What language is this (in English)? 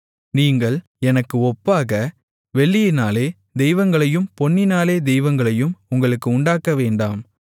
Tamil